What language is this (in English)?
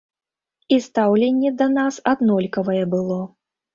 Belarusian